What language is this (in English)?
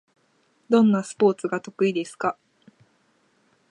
Japanese